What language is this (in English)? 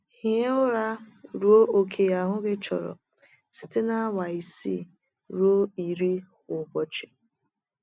Igbo